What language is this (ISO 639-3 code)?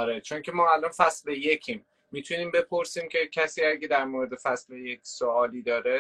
fas